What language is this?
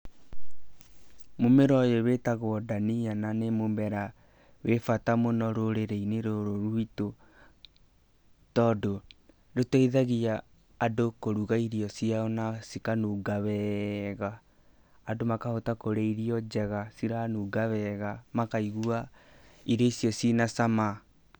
Kikuyu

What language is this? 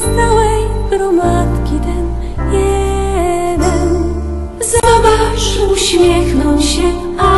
Polish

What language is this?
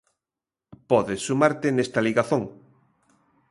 Galician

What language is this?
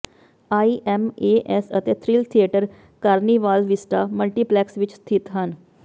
Punjabi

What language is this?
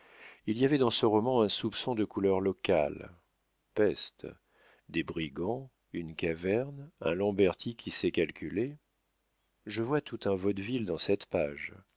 French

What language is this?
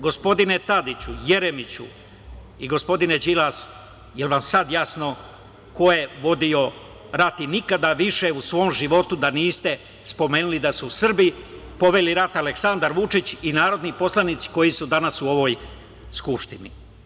Serbian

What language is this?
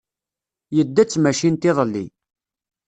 Kabyle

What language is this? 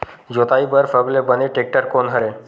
Chhattisgarhi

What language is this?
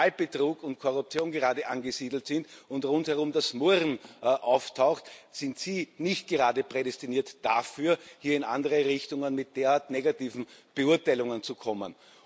German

